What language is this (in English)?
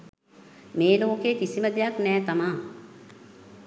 Sinhala